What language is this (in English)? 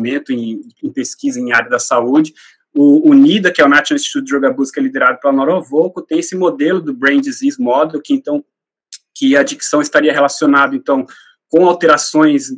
Portuguese